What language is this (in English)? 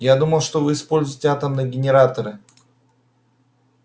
Russian